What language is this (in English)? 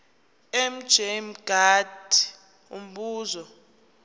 Zulu